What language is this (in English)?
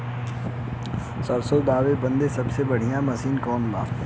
Bhojpuri